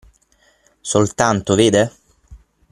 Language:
Italian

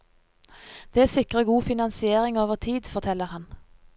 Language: Norwegian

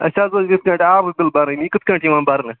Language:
Kashmiri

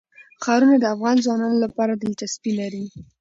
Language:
Pashto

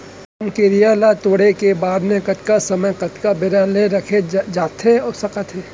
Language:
Chhattisgarhi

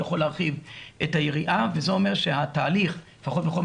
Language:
Hebrew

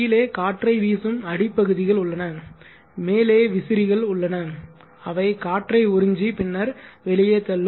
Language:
Tamil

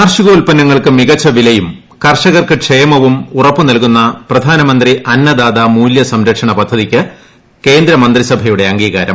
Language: Malayalam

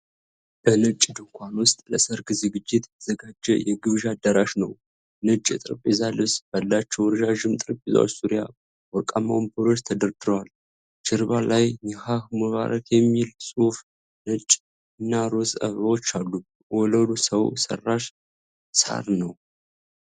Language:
Amharic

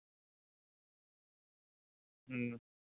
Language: Santali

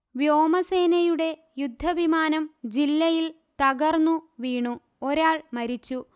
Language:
Malayalam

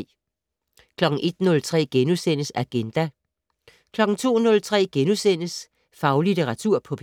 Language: Danish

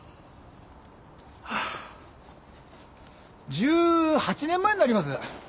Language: Japanese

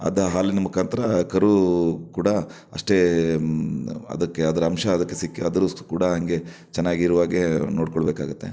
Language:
Kannada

